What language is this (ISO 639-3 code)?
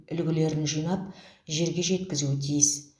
kaz